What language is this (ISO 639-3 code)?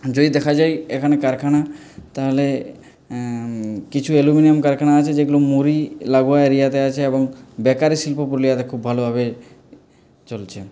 ben